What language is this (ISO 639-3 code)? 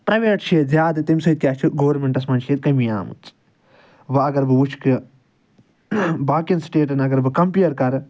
kas